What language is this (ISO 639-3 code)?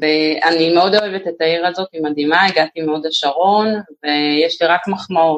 heb